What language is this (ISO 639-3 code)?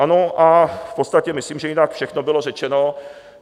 ces